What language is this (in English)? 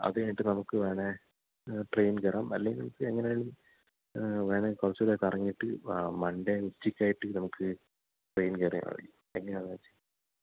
Malayalam